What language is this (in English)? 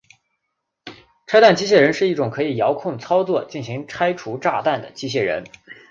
Chinese